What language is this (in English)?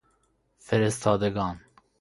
Persian